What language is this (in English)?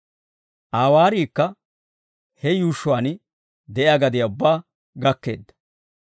Dawro